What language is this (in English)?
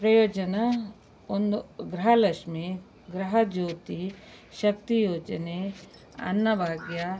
Kannada